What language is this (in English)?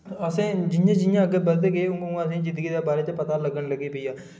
Dogri